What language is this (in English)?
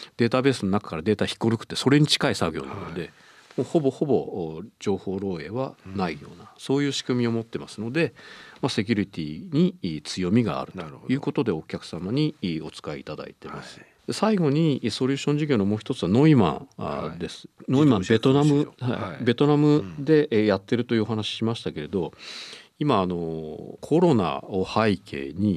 Japanese